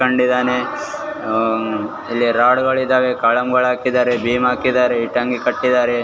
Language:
Kannada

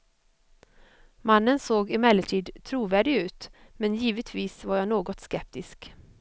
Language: Swedish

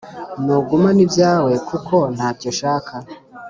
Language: Kinyarwanda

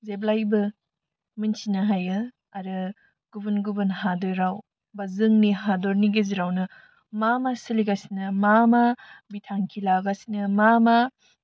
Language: Bodo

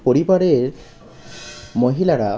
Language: Bangla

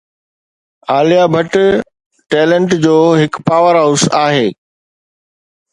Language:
Sindhi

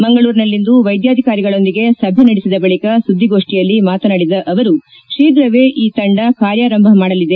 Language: Kannada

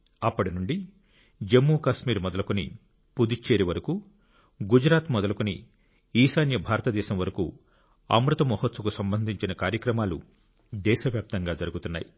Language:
Telugu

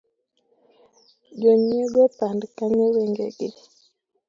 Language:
Luo (Kenya and Tanzania)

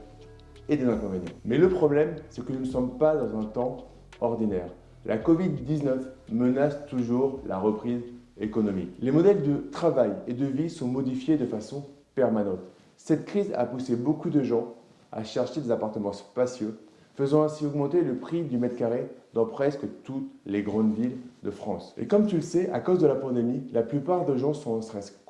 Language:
French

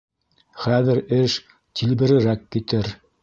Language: Bashkir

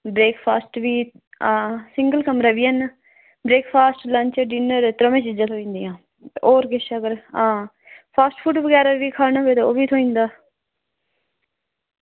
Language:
Dogri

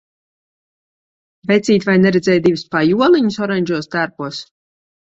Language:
Latvian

